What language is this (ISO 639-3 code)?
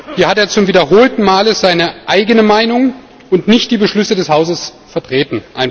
deu